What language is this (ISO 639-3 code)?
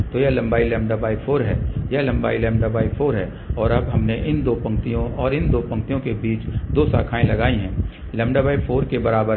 hin